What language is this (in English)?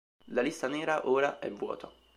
Italian